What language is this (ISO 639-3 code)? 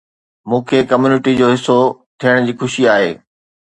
snd